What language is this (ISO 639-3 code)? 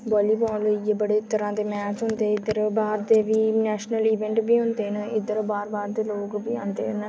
doi